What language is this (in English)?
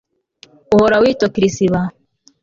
Kinyarwanda